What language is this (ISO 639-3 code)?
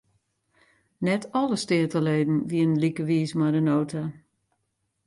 fry